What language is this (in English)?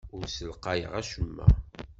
Kabyle